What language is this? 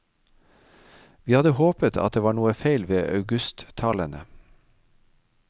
Norwegian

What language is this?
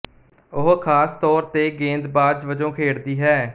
Punjabi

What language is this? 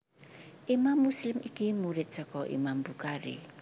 Javanese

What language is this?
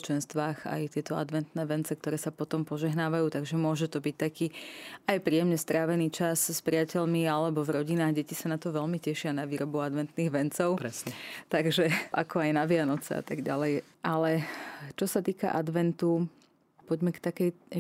Slovak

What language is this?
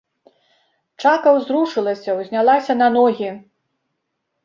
Belarusian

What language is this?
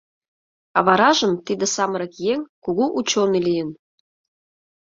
Mari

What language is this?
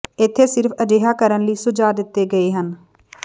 Punjabi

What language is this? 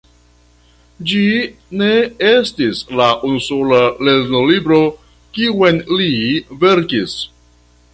Esperanto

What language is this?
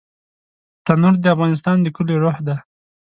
Pashto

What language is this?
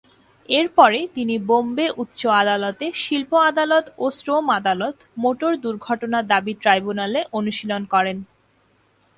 Bangla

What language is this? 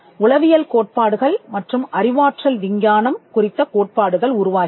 Tamil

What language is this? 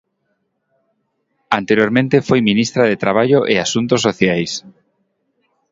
Galician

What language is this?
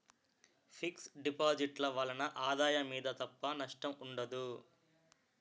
Telugu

